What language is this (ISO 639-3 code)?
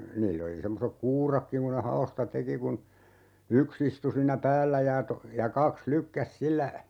fin